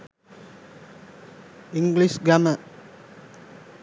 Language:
Sinhala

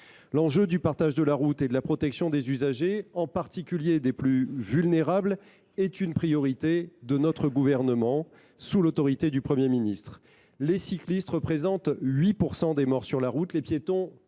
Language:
French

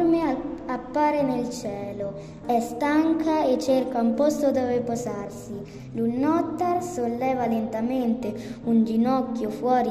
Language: Italian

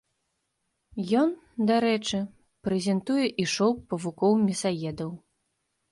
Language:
Belarusian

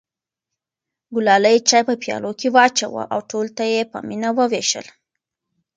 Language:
Pashto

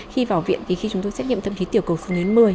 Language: Vietnamese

